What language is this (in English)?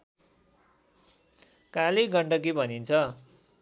Nepali